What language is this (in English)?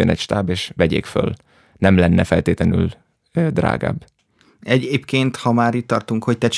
Hungarian